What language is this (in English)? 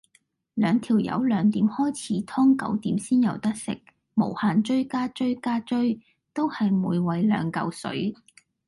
Cantonese